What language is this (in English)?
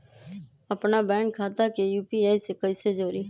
Magahi